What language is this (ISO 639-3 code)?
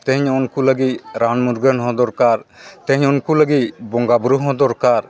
sat